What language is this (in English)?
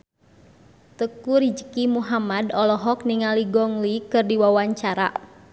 Sundanese